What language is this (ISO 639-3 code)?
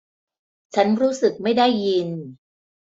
tha